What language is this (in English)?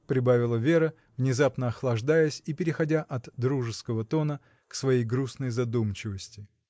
Russian